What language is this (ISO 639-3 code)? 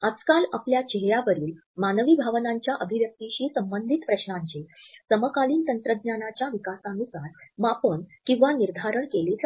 mar